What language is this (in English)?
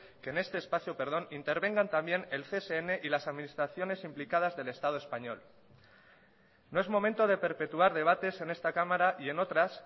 Spanish